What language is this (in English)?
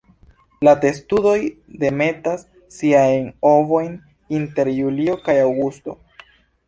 Esperanto